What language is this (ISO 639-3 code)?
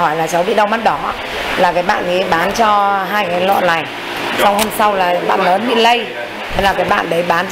vie